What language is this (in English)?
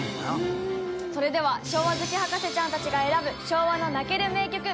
Japanese